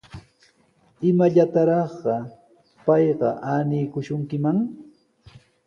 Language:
Sihuas Ancash Quechua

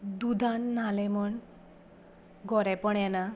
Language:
Konkani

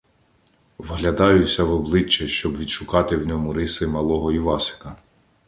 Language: Ukrainian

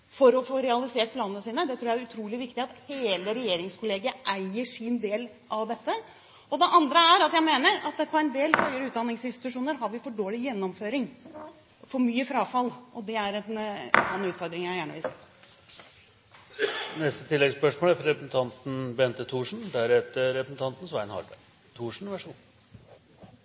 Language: Norwegian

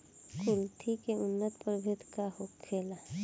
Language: Bhojpuri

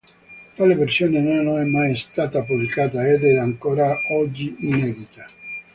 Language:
Italian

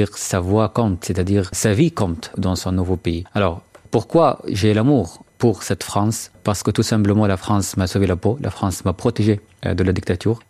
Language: French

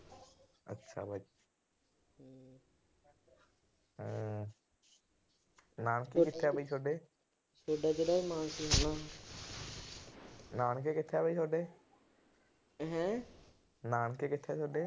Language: Punjabi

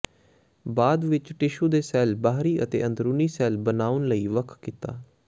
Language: Punjabi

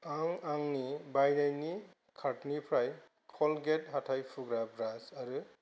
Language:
Bodo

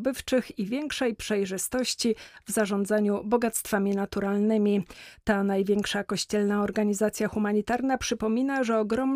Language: Polish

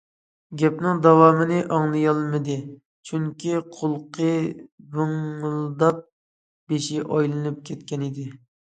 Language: Uyghur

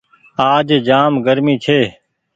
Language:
Goaria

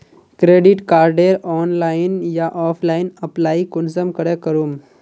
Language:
Magahi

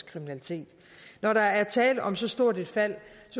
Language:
Danish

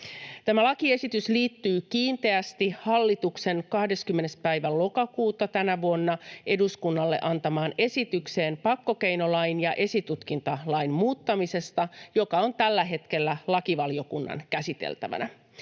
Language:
Finnish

